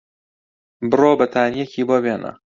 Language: Central Kurdish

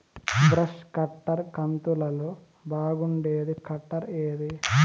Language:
Telugu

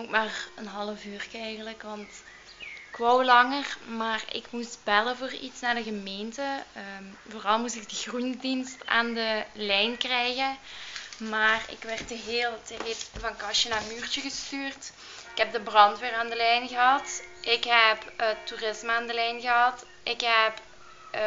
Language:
Dutch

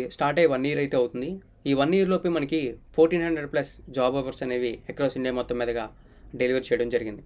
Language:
Hindi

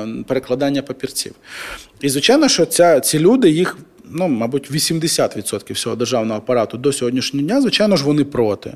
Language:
Ukrainian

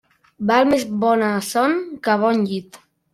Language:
Catalan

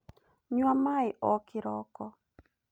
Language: Kikuyu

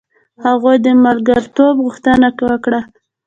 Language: Pashto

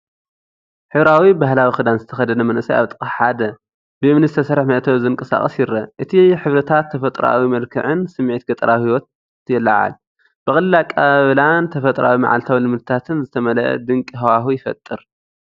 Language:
Tigrinya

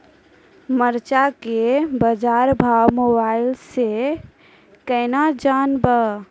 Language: Maithili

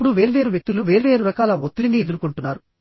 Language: Telugu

